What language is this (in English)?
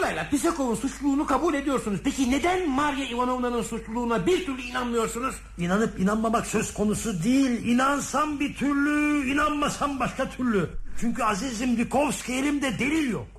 Turkish